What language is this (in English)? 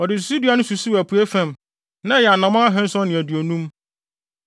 Akan